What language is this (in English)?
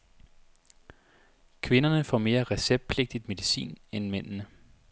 Danish